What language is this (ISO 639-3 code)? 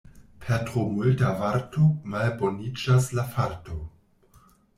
epo